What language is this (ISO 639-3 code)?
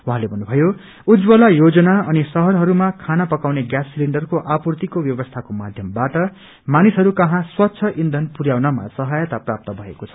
nep